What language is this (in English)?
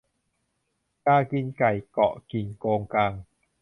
Thai